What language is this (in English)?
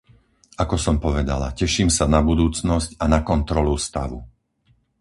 Slovak